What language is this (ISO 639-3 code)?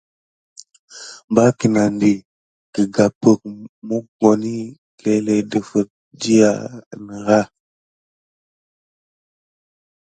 gid